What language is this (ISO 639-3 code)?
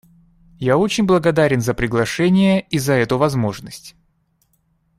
rus